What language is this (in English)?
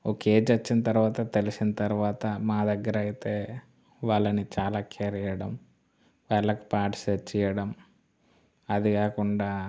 Telugu